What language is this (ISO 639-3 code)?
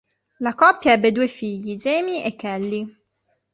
ita